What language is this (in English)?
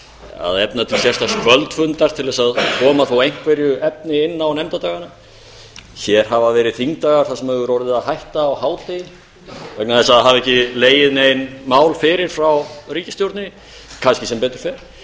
Icelandic